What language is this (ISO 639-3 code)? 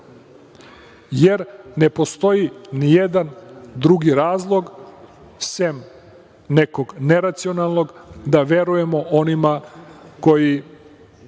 srp